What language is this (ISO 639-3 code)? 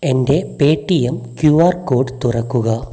mal